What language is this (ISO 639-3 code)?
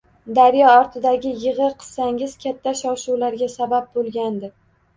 uzb